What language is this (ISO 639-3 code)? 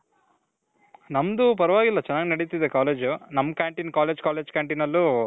kan